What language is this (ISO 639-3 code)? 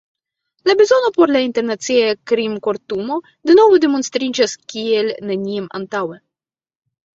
epo